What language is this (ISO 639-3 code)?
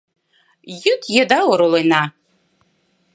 chm